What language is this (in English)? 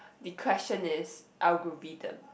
English